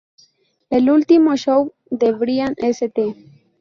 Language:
Spanish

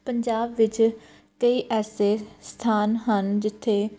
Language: Punjabi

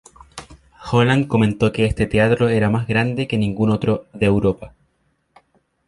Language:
Spanish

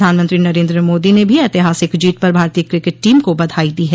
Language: Hindi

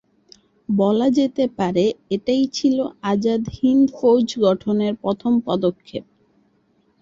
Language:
Bangla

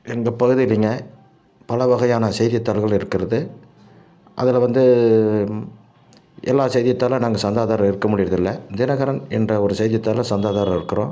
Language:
Tamil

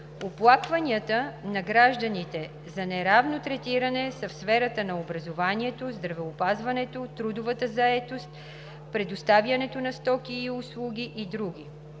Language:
Bulgarian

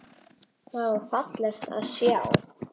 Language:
Icelandic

